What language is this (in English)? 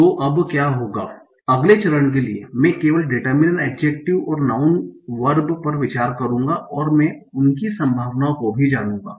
Hindi